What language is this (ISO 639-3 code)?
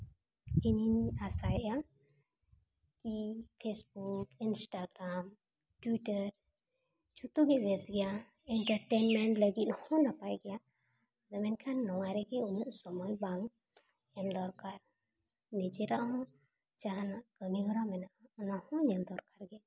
sat